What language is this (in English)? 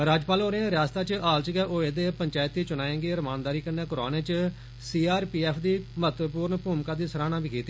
Dogri